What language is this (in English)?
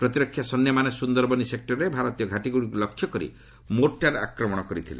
Odia